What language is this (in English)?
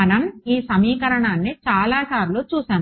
Telugu